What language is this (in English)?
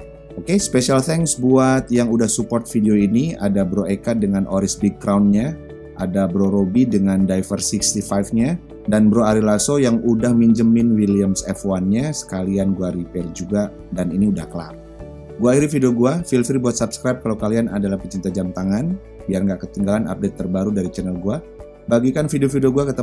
Indonesian